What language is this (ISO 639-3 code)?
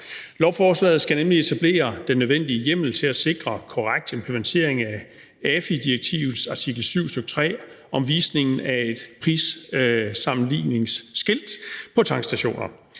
dan